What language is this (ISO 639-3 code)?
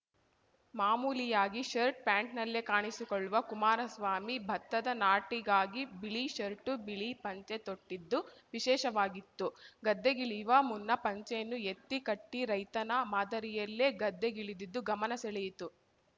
kan